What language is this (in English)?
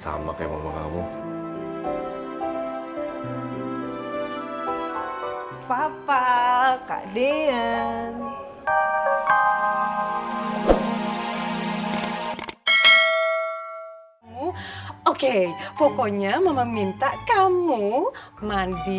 Indonesian